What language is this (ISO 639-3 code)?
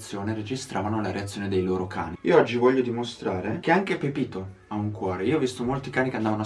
ita